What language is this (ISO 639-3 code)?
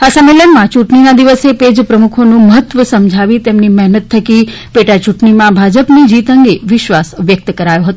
guj